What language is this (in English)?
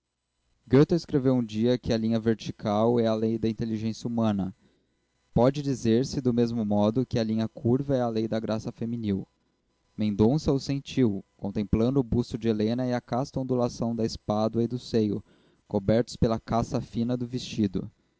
Portuguese